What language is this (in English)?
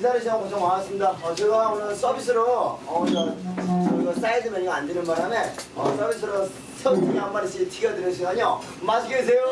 Korean